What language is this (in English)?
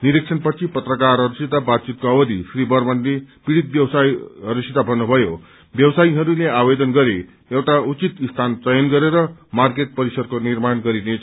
Nepali